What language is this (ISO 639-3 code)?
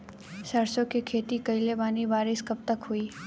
bho